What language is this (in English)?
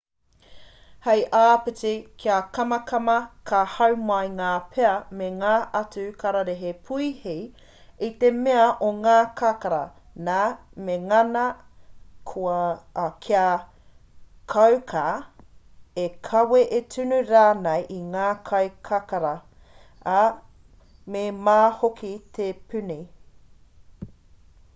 Māori